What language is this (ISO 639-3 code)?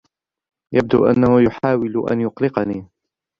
ara